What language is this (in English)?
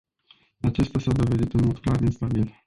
Romanian